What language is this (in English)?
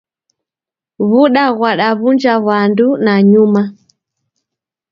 Taita